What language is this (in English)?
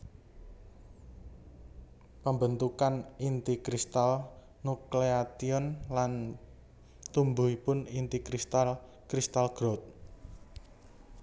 Javanese